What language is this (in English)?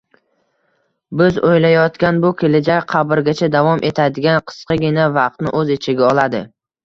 Uzbek